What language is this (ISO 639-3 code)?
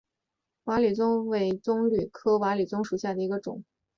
zho